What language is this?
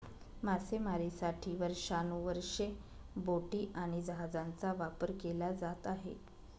Marathi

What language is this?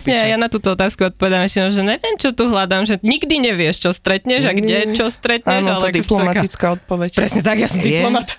Slovak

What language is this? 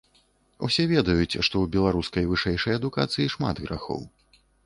Belarusian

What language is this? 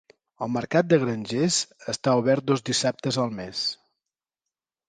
Catalan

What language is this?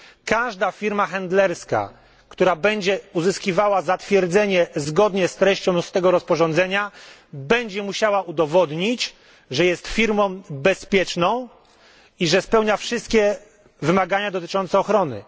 Polish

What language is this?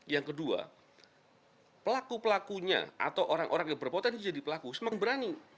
Indonesian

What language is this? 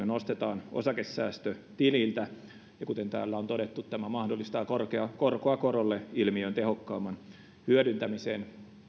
Finnish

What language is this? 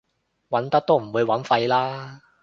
Cantonese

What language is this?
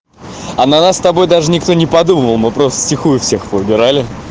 Russian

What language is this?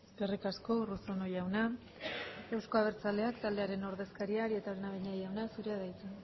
Basque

